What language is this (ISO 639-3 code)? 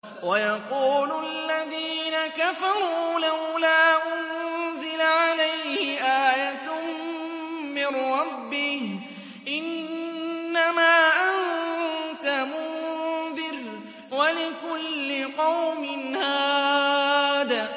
ara